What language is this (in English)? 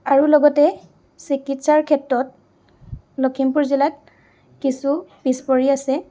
Assamese